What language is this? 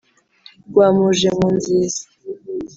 Kinyarwanda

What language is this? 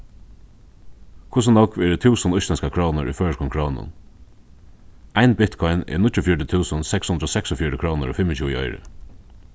Faroese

